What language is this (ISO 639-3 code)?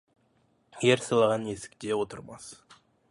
kaz